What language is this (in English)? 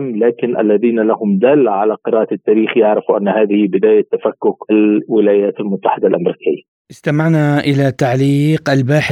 Arabic